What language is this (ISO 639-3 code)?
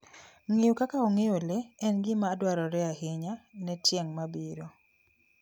luo